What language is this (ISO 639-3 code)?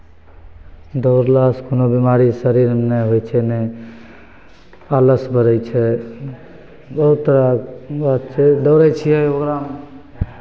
mai